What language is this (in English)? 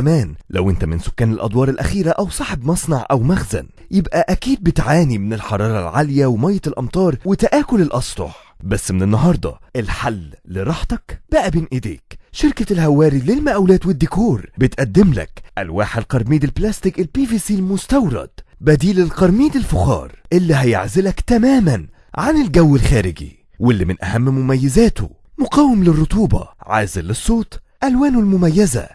Arabic